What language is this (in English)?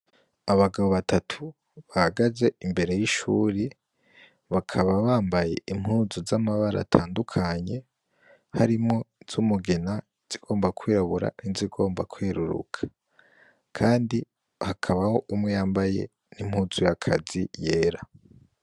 Rundi